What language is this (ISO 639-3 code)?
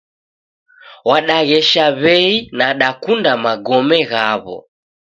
dav